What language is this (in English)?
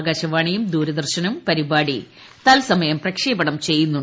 Malayalam